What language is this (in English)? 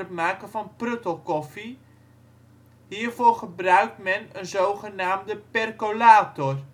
Dutch